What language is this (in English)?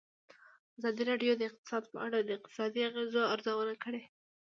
Pashto